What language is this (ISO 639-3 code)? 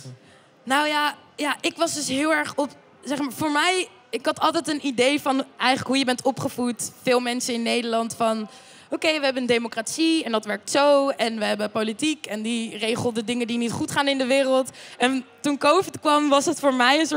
nld